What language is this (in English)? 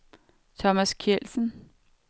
Danish